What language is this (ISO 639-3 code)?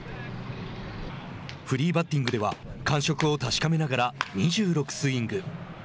jpn